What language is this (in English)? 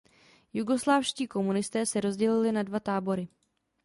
Czech